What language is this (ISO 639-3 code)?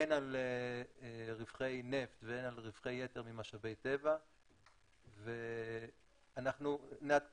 heb